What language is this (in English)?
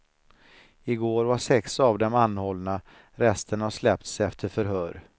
Swedish